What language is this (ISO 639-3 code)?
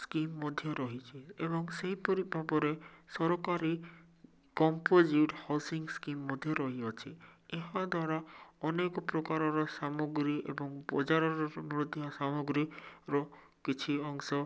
ori